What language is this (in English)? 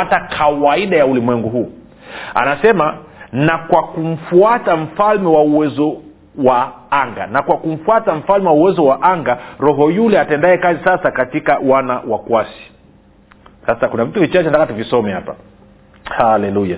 Swahili